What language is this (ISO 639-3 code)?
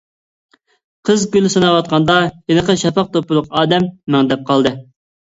uig